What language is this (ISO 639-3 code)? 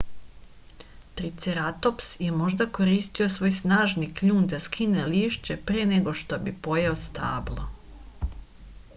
srp